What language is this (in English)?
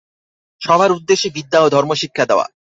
Bangla